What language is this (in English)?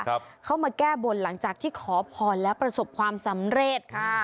Thai